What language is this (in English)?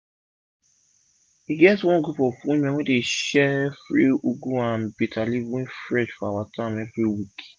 Nigerian Pidgin